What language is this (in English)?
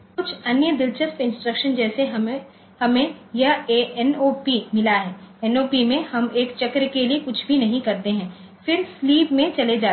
Hindi